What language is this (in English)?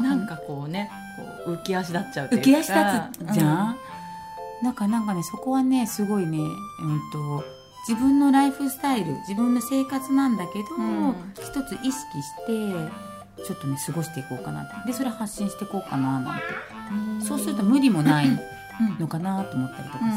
Japanese